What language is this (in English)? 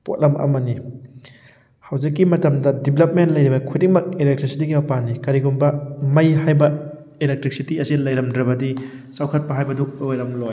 Manipuri